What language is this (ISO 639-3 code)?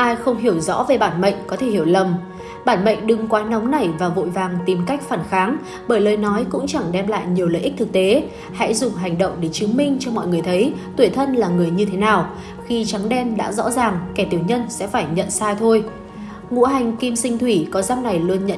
vie